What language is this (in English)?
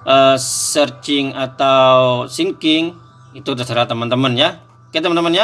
Indonesian